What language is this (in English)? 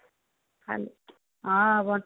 Odia